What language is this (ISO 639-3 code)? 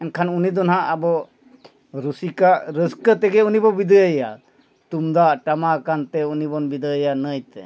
sat